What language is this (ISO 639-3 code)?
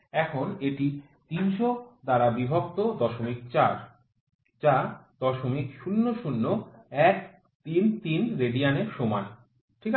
ben